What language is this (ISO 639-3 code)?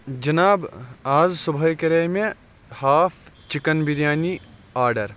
kas